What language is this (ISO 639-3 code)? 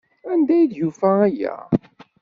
kab